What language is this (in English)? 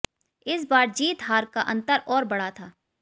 Hindi